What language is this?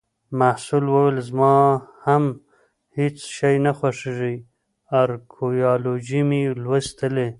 Pashto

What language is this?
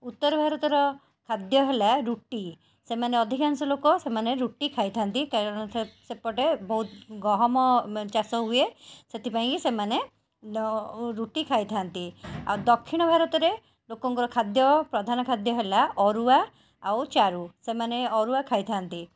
Odia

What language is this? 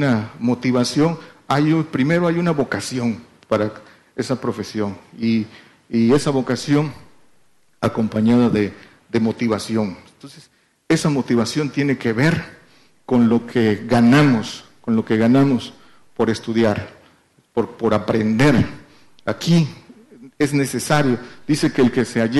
Spanish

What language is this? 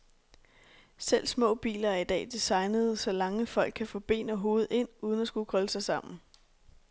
Danish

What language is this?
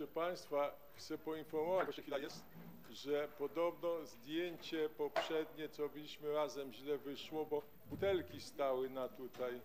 Polish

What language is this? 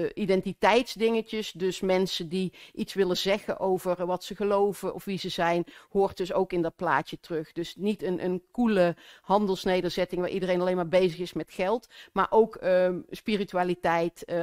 Dutch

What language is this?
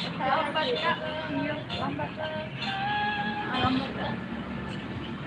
Indonesian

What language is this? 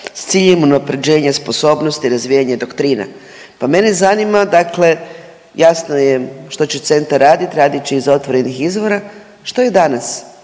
Croatian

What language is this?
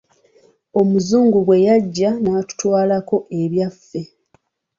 Ganda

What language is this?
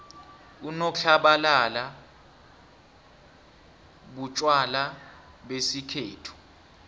South Ndebele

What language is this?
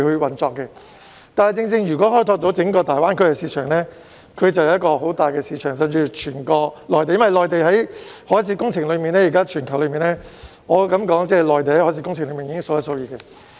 Cantonese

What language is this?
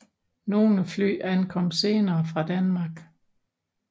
Danish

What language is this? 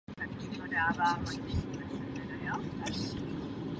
Czech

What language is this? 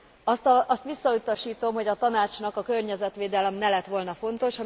Hungarian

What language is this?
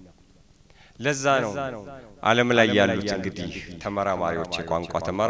Arabic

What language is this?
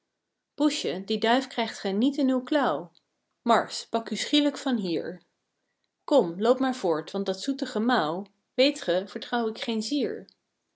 Dutch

